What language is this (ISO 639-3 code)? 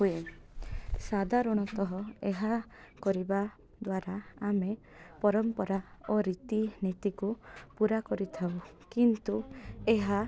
ori